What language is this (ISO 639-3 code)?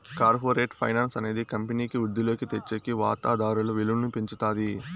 tel